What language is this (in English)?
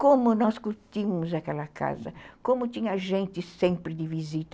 Portuguese